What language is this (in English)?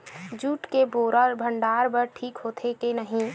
Chhattisgarhi